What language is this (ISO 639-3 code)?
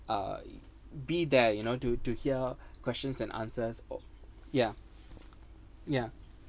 eng